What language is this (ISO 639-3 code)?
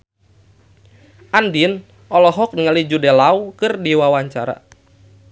sun